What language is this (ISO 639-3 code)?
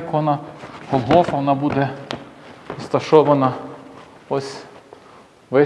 ukr